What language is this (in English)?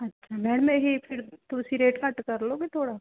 Punjabi